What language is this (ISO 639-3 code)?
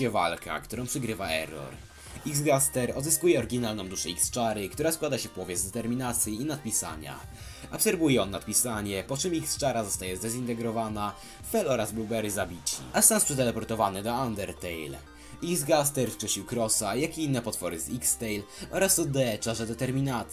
pol